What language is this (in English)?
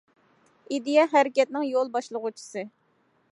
Uyghur